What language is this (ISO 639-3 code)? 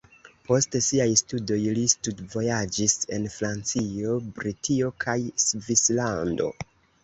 epo